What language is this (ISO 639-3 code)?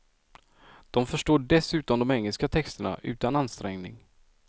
swe